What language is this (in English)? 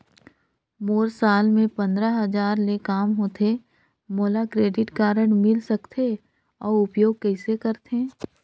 Chhattisgarhi